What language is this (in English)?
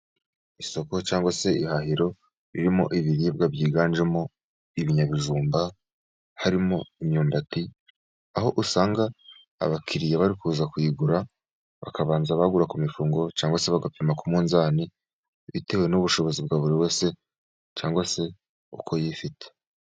Kinyarwanda